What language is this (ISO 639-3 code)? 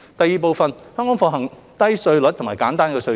yue